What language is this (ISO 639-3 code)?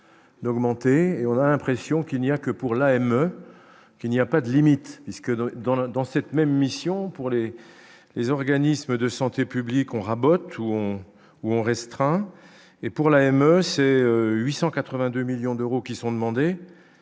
fra